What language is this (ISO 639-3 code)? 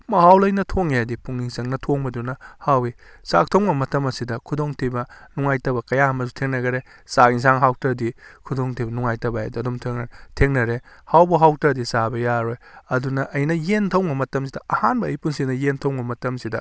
mni